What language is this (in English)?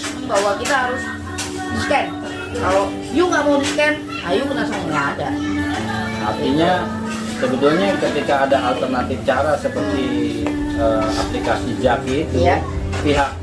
Indonesian